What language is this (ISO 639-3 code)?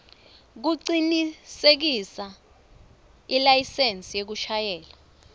ssw